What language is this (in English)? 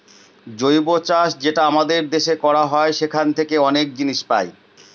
Bangla